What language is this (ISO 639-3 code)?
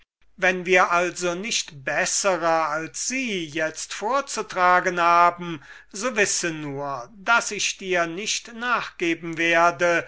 deu